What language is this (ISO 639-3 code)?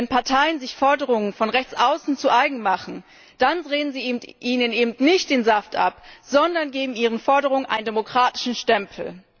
deu